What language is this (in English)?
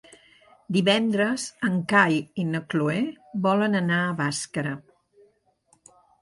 Catalan